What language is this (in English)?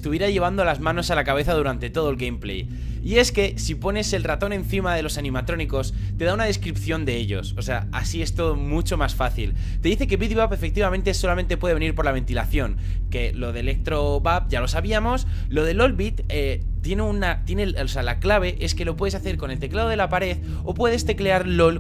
Spanish